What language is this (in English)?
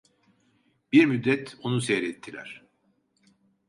Turkish